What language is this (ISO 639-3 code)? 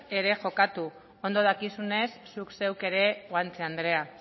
eus